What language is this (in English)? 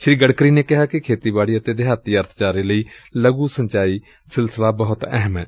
Punjabi